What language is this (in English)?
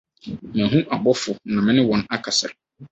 Akan